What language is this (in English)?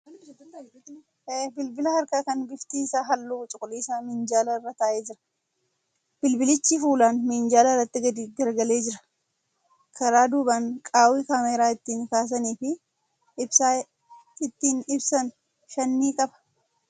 Oromo